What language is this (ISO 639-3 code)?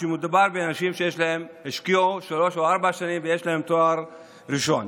heb